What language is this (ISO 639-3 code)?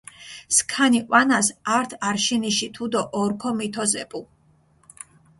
xmf